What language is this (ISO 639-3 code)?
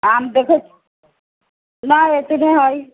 mai